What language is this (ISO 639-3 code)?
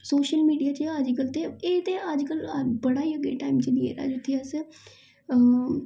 doi